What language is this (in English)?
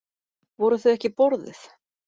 Icelandic